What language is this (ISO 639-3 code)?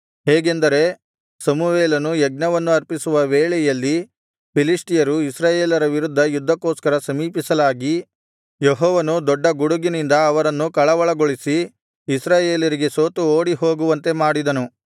kan